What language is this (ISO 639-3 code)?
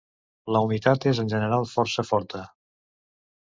cat